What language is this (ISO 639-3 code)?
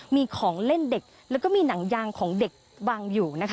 tha